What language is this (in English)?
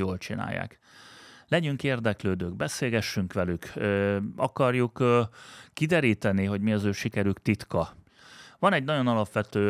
Hungarian